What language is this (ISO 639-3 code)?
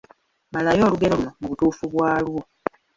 lug